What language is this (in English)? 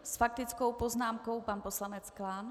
Czech